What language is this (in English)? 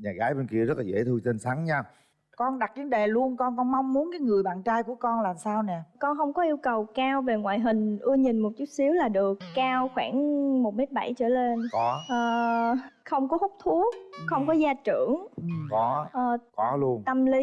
Vietnamese